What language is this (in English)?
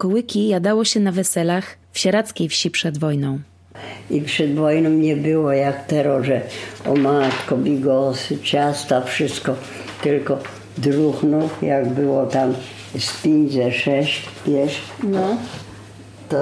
Polish